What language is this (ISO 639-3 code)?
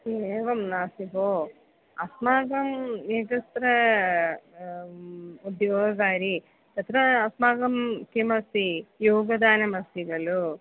san